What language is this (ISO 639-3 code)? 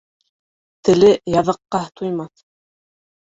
bak